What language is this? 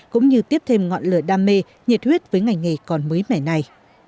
Vietnamese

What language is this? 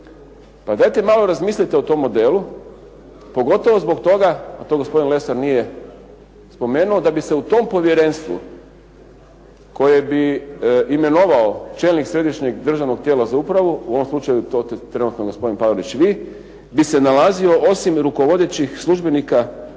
Croatian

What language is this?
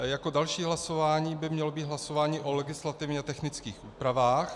Czech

